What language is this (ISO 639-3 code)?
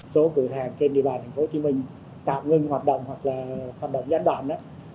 vie